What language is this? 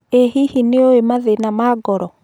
Kikuyu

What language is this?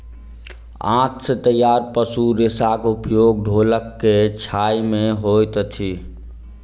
Maithili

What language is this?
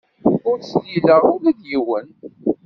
Kabyle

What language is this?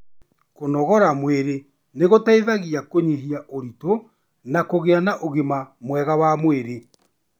Kikuyu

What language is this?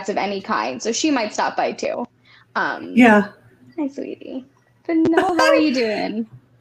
English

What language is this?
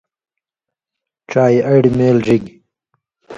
Indus Kohistani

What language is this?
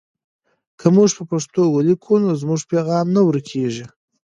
Pashto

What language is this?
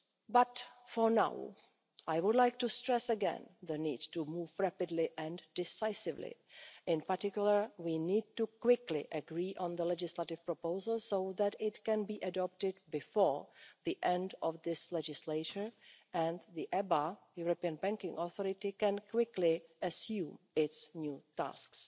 English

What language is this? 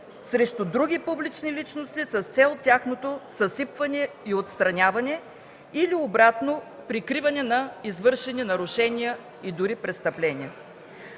Bulgarian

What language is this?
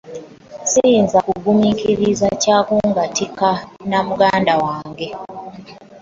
Ganda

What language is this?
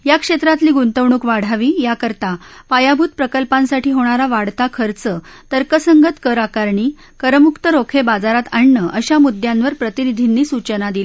Marathi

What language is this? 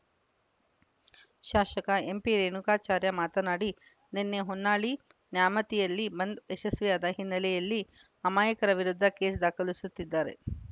Kannada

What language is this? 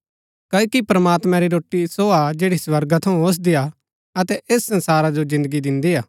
Gaddi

